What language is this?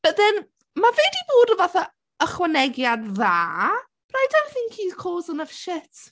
Welsh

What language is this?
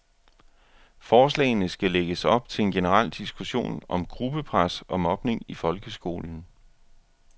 Danish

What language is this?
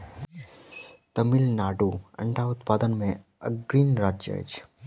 Maithili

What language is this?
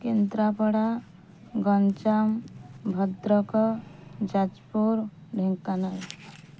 Odia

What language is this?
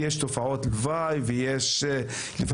Hebrew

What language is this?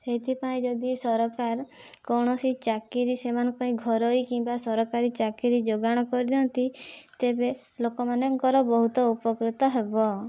Odia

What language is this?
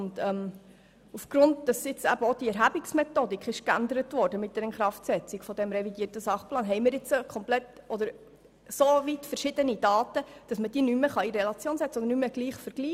Swiss German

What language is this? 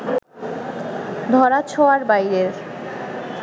Bangla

